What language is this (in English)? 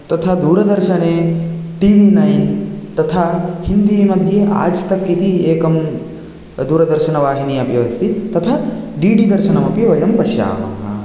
Sanskrit